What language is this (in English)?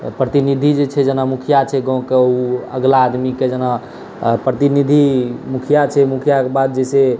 Maithili